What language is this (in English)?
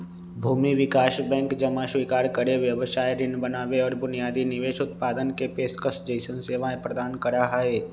Magahi